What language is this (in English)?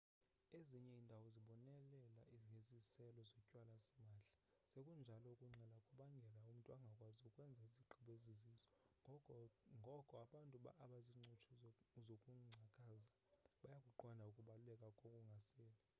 Xhosa